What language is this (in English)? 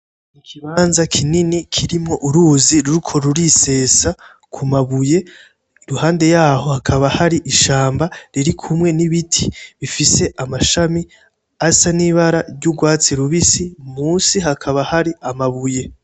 Rundi